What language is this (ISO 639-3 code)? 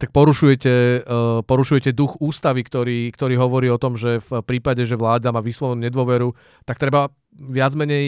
ces